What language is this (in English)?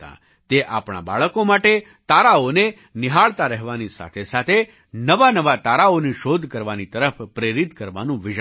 Gujarati